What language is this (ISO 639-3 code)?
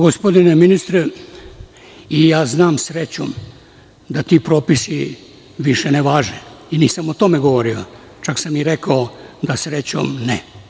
srp